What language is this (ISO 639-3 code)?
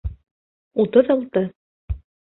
bak